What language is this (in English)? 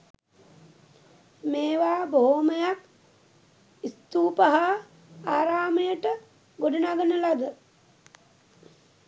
Sinhala